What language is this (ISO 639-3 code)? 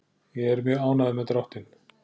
isl